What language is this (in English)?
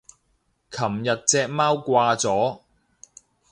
Cantonese